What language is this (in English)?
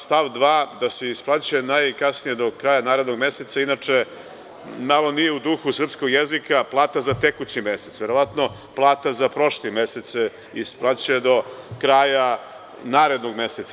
Serbian